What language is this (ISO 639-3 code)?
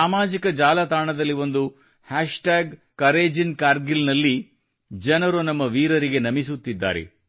kan